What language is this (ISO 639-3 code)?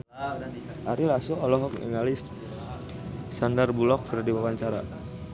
sun